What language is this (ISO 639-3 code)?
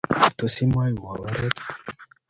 kln